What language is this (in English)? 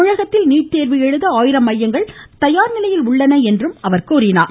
Tamil